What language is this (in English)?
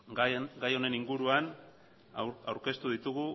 Basque